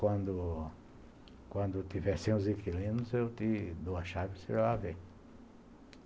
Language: Portuguese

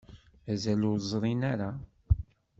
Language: Kabyle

